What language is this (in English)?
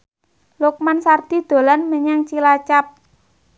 Javanese